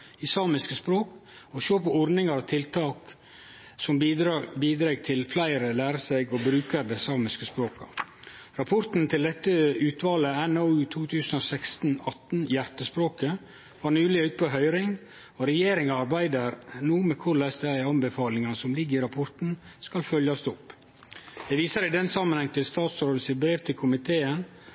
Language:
Norwegian Nynorsk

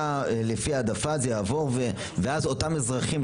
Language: Hebrew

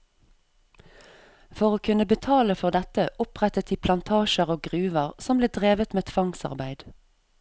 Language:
Norwegian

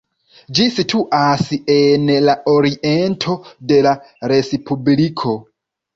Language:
Esperanto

